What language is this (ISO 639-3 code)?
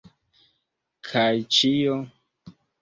epo